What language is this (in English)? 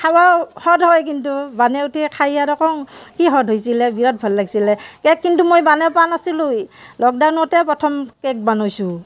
Assamese